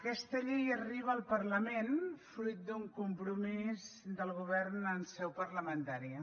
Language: Catalan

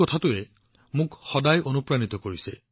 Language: Assamese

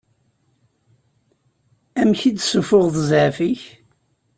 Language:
Kabyle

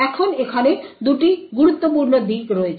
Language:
Bangla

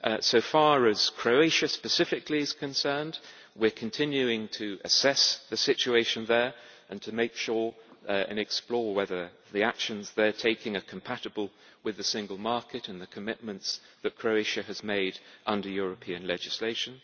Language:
English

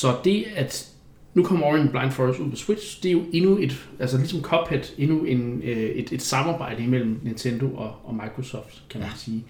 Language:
Danish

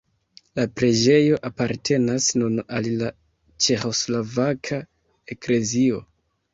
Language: Esperanto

